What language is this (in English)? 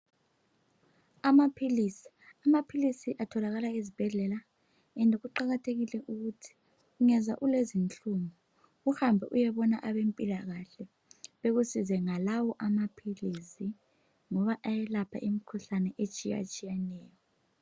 North Ndebele